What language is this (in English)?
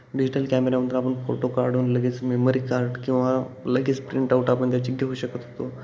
Marathi